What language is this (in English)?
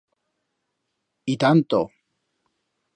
Aragonese